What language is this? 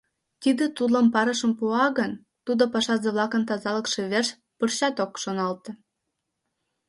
Mari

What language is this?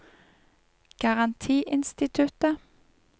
Norwegian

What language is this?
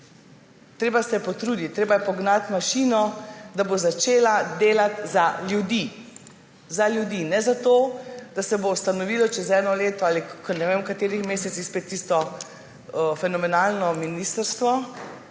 Slovenian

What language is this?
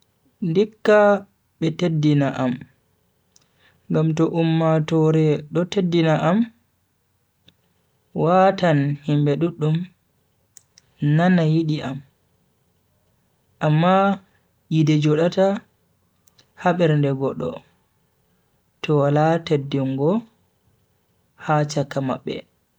Bagirmi Fulfulde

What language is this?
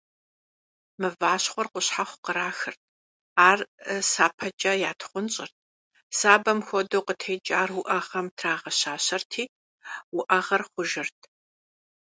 Kabardian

